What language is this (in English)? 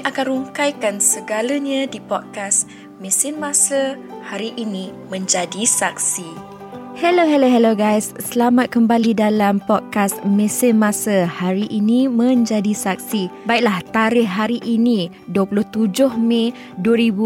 Malay